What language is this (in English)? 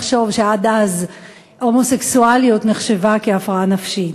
Hebrew